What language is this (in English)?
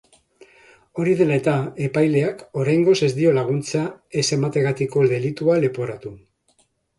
Basque